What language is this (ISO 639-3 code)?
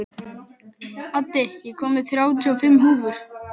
isl